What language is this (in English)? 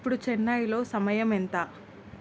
Telugu